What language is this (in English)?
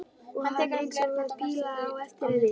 Icelandic